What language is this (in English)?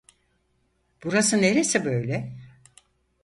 Turkish